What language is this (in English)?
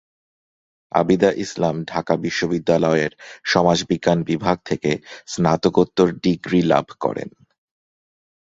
Bangla